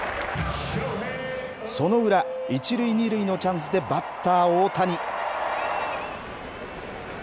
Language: Japanese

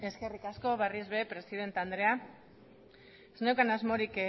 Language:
Basque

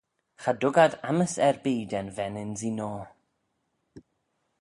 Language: Manx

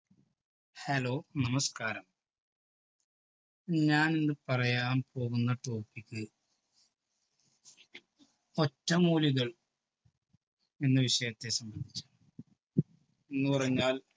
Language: Malayalam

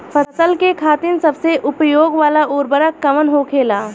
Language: Bhojpuri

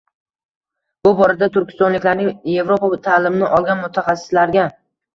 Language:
Uzbek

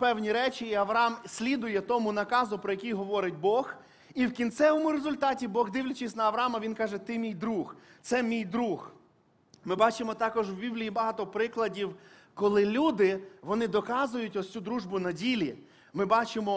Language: Ukrainian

